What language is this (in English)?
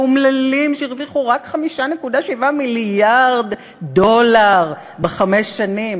Hebrew